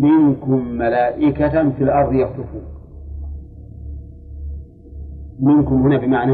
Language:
Arabic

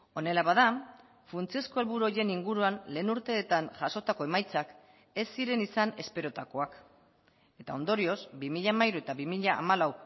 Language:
Basque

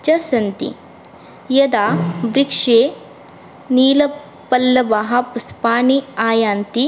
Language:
Sanskrit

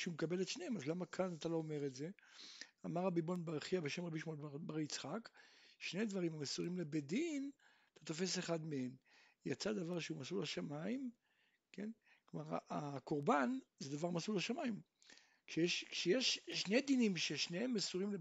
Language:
Hebrew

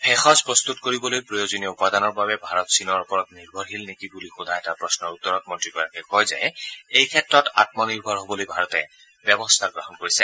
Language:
Assamese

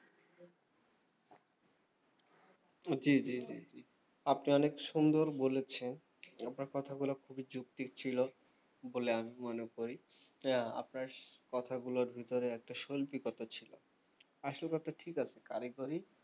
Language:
Bangla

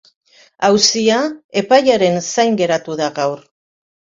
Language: Basque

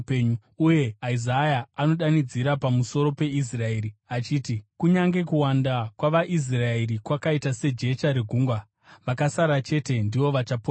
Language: Shona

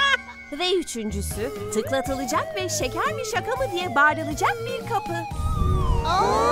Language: Turkish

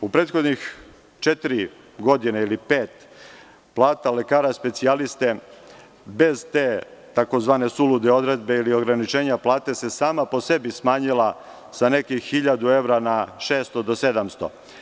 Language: Serbian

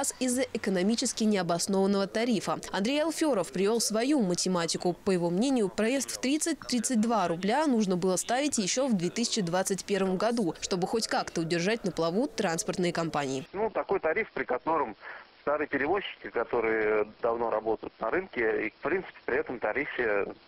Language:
Russian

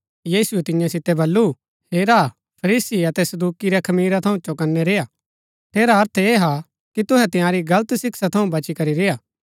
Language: Gaddi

